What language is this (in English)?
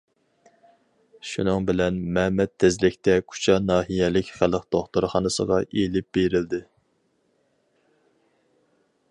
Uyghur